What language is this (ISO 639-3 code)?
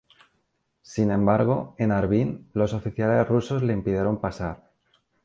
spa